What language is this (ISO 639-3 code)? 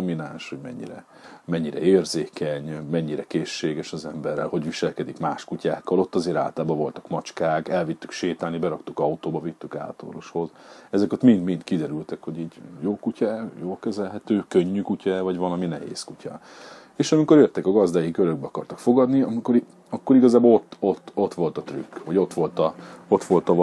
hun